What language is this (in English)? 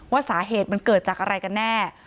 Thai